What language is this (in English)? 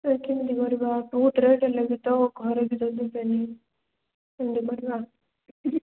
Odia